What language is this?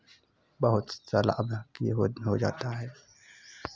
Hindi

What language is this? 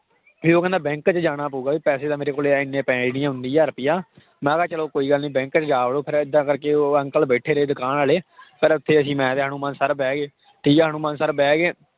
Punjabi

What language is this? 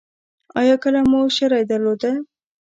Pashto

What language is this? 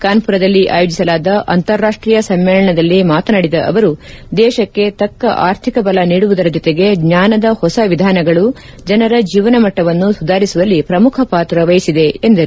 Kannada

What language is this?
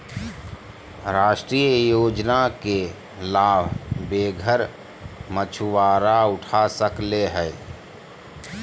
Magahi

